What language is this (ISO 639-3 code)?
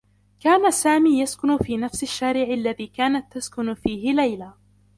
ara